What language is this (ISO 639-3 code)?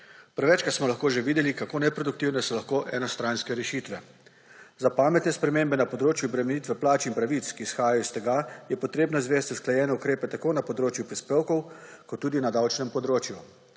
slv